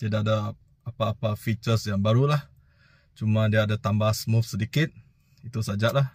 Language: Malay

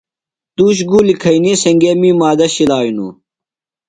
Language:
Phalura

